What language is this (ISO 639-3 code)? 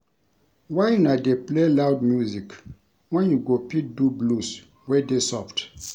pcm